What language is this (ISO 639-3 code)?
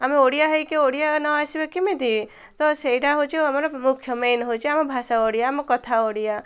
ori